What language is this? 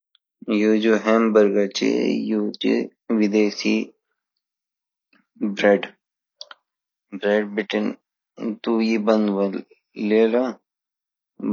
Garhwali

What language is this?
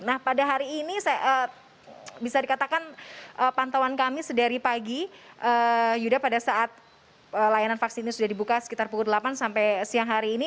Indonesian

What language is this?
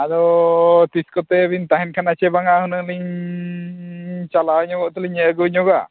Santali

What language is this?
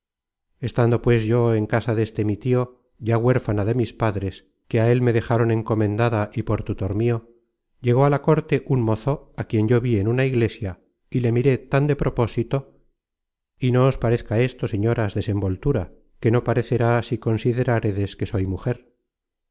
Spanish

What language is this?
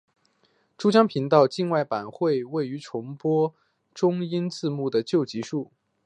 Chinese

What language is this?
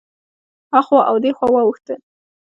Pashto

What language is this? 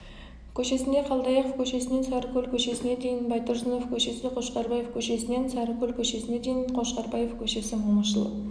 Kazakh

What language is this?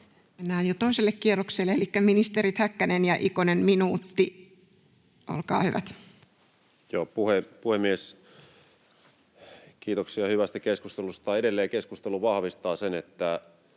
Finnish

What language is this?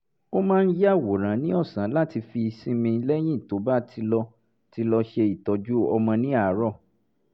Yoruba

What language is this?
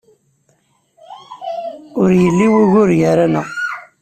Kabyle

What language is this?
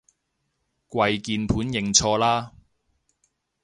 Cantonese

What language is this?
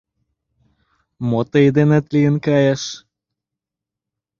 Mari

